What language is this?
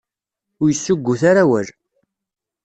Kabyle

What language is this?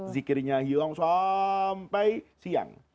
Indonesian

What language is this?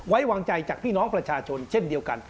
Thai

